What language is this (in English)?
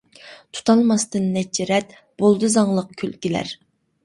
Uyghur